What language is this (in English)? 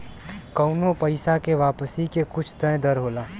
Bhojpuri